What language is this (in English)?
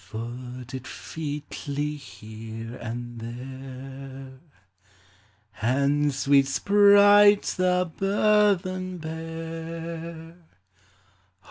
English